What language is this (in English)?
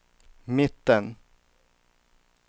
Swedish